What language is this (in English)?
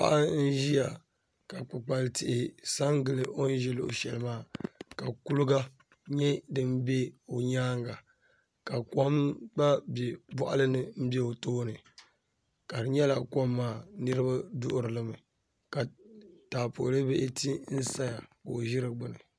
Dagbani